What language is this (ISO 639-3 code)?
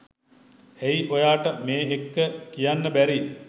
sin